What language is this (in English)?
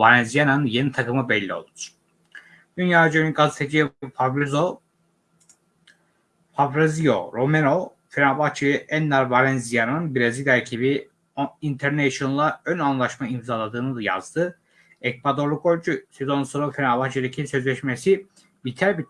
Turkish